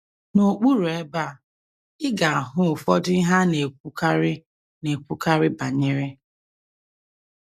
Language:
Igbo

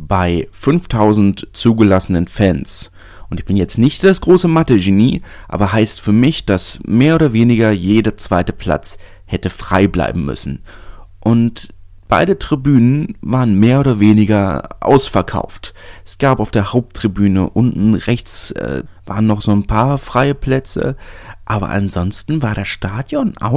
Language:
German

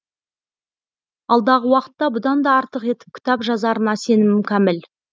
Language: Kazakh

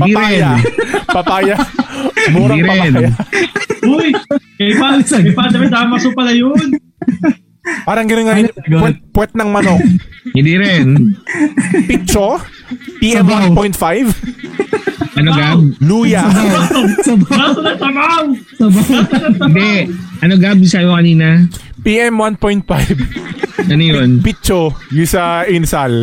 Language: Filipino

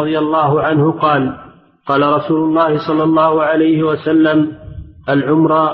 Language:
Arabic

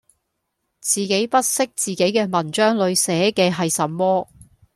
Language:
Cantonese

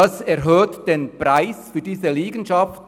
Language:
Swiss German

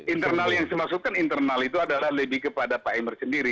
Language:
Indonesian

